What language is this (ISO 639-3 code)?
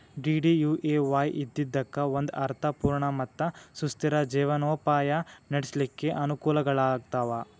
kan